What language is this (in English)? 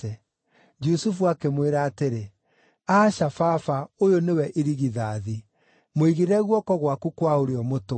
Kikuyu